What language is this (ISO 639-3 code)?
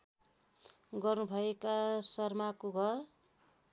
nep